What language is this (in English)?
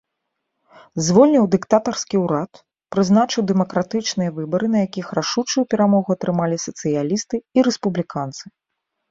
Belarusian